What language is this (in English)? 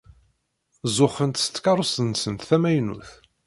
Kabyle